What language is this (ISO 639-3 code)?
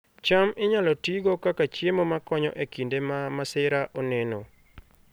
luo